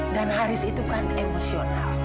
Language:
Indonesian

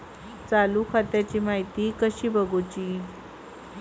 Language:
Marathi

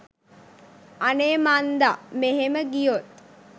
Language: Sinhala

